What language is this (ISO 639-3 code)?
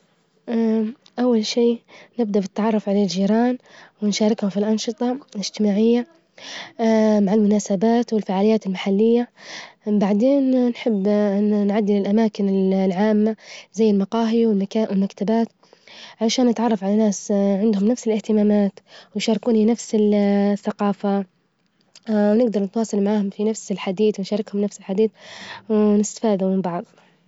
ayl